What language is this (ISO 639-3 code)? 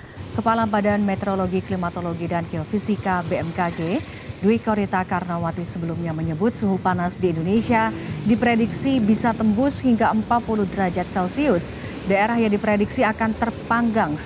ind